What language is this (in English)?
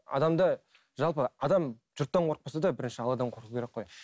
Kazakh